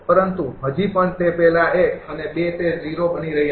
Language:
Gujarati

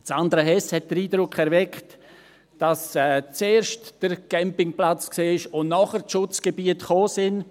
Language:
Swiss German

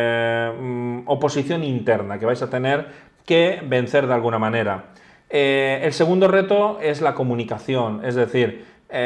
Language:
Spanish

